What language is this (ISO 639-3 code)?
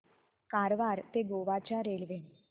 mar